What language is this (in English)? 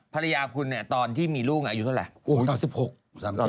Thai